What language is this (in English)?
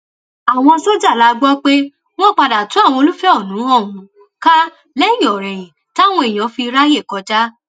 Yoruba